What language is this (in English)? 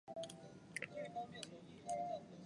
Chinese